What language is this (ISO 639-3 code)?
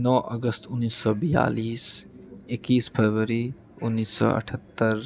mai